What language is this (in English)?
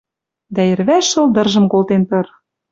Western Mari